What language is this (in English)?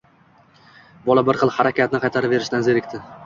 Uzbek